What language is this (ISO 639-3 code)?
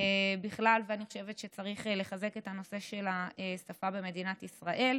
heb